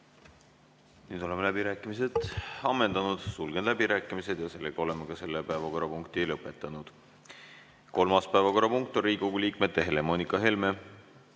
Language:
Estonian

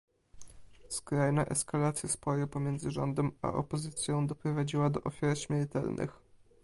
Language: Polish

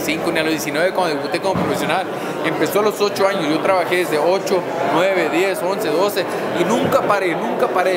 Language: Spanish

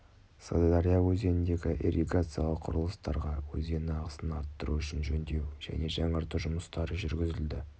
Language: Kazakh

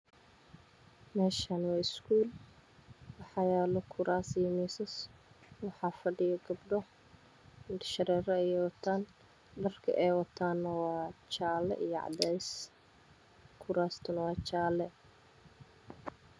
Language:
Somali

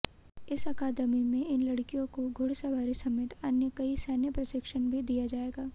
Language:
Hindi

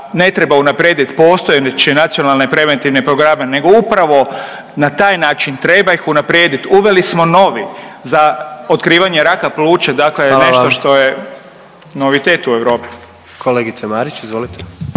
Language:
Croatian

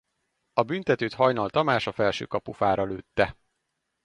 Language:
Hungarian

